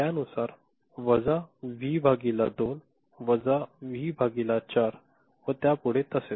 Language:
Marathi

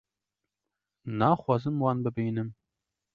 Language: Kurdish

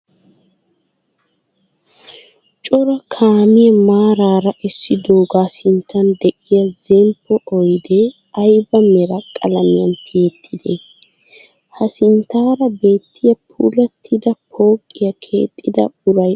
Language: Wolaytta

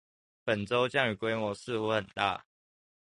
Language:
Chinese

